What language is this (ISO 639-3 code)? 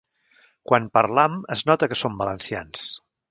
cat